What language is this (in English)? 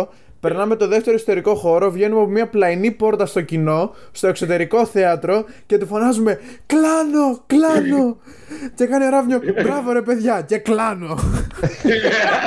Greek